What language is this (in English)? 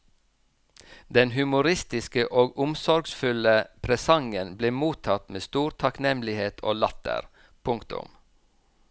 Norwegian